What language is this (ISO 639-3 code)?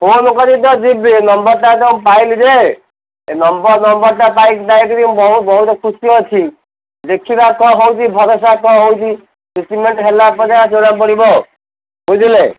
ori